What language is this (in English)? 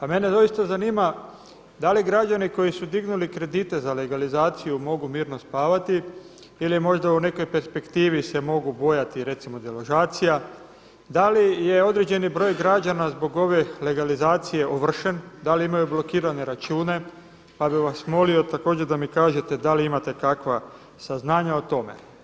Croatian